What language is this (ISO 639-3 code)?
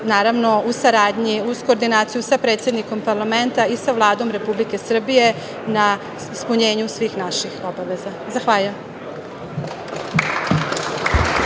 srp